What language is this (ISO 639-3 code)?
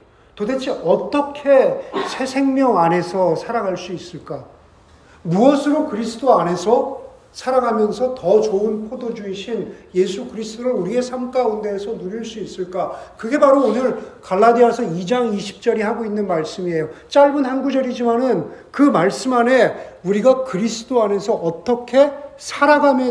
kor